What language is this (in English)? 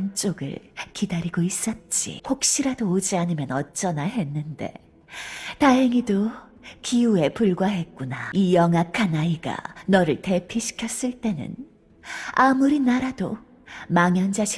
Korean